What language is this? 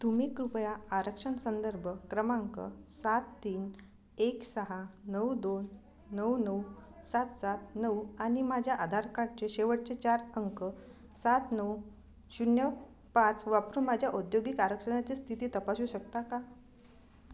Marathi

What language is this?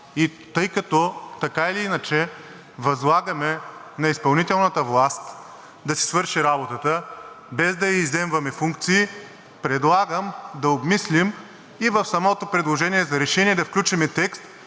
Bulgarian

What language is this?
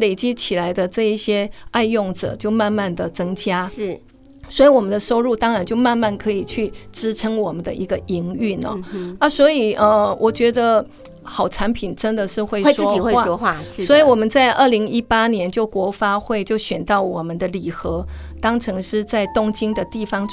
Chinese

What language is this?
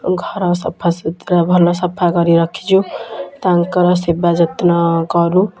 Odia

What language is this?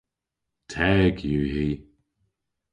Cornish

